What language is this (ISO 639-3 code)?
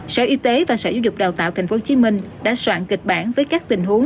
vie